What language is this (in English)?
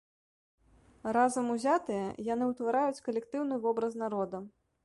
Belarusian